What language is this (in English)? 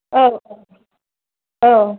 Bodo